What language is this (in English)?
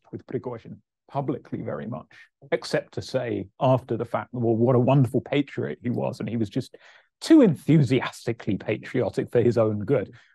English